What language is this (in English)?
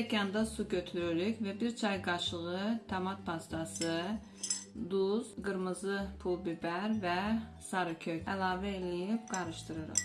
Turkish